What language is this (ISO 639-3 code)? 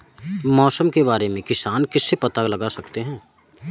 hin